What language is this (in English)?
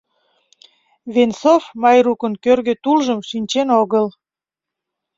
Mari